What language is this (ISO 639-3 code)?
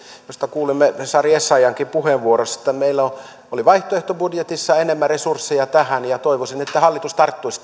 fin